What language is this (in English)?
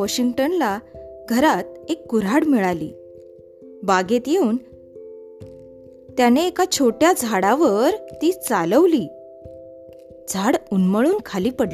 Marathi